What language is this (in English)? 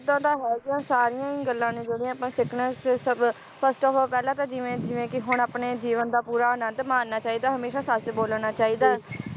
Punjabi